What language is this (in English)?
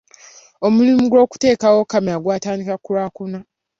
Ganda